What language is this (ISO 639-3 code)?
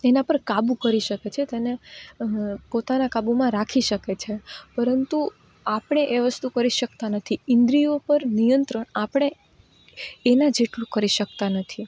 guj